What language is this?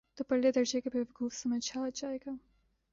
Urdu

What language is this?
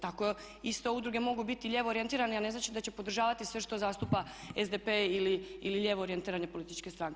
Croatian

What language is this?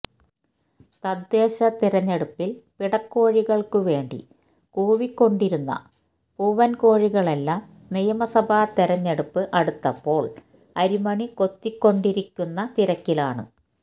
Malayalam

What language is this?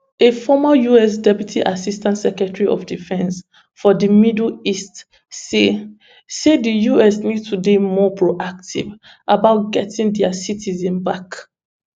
Nigerian Pidgin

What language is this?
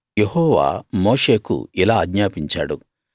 Telugu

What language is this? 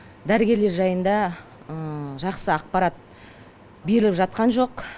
Kazakh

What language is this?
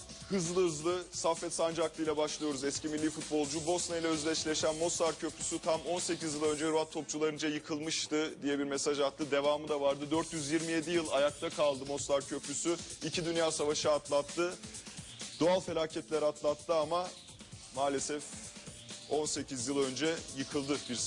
Turkish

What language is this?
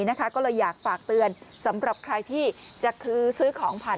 Thai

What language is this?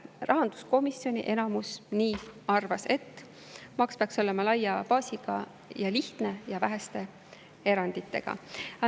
Estonian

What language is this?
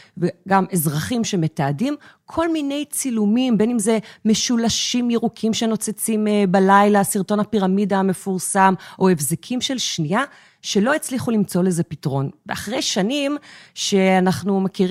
Hebrew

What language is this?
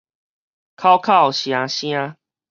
Min Nan Chinese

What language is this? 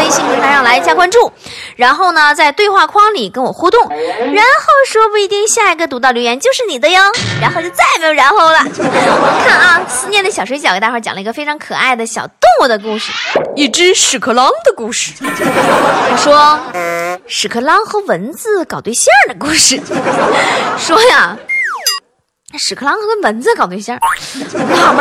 Chinese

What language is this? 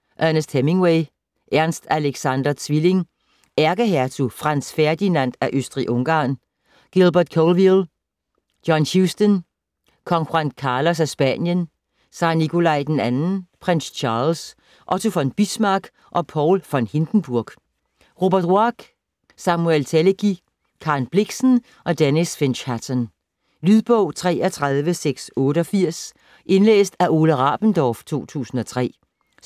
Danish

